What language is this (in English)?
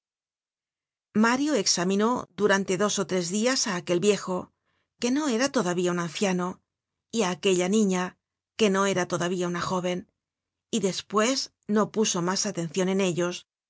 Spanish